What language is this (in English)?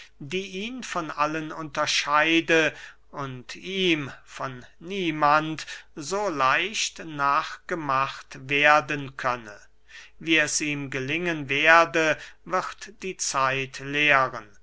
German